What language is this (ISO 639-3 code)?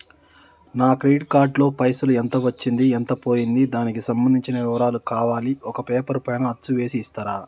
tel